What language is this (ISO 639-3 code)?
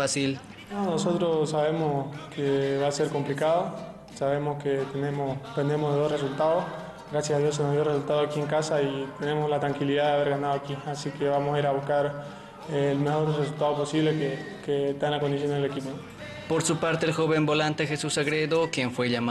spa